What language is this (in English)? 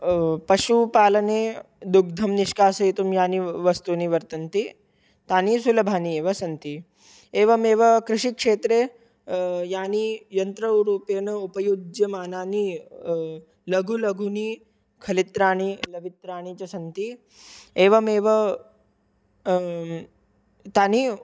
Sanskrit